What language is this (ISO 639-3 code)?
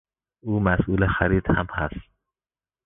fas